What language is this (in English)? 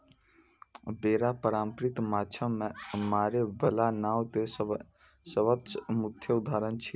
Maithili